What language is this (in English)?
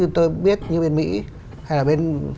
Vietnamese